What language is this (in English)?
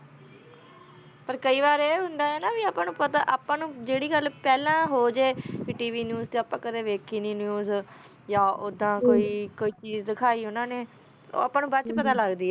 Punjabi